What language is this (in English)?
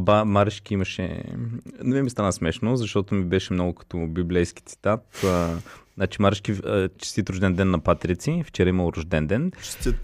Bulgarian